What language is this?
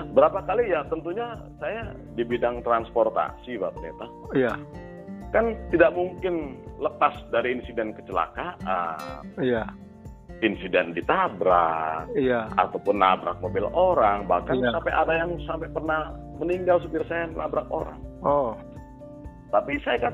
Indonesian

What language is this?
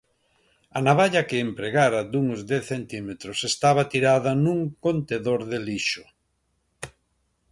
Galician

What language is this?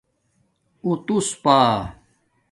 Domaaki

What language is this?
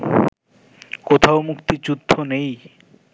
Bangla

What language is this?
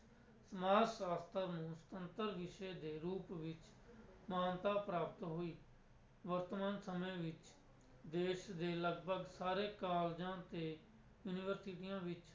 Punjabi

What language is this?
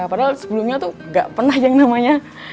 Indonesian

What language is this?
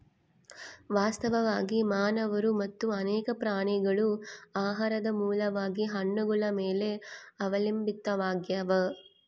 Kannada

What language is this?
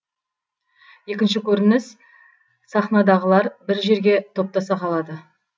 Kazakh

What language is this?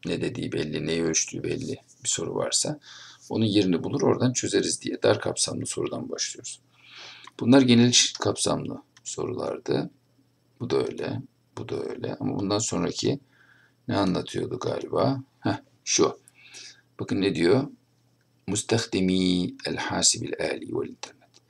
Turkish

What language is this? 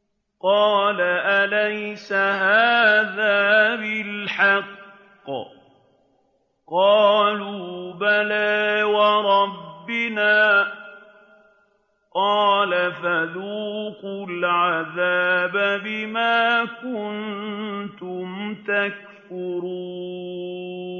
Arabic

